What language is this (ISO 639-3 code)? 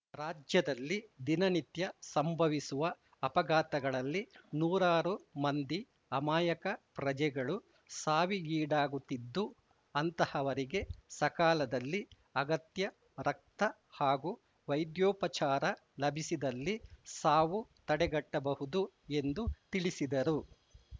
kan